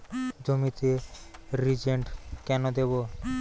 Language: Bangla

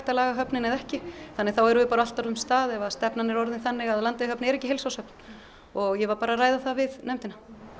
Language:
Icelandic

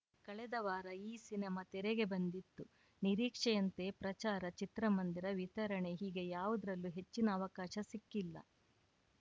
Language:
Kannada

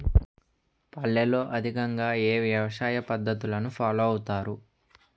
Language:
Telugu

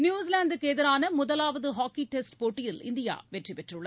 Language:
Tamil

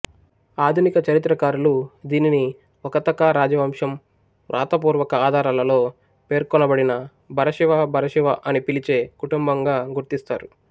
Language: Telugu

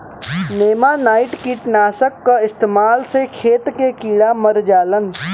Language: Bhojpuri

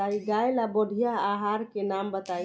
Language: Bhojpuri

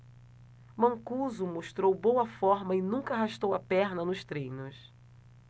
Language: Portuguese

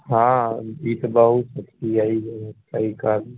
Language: Maithili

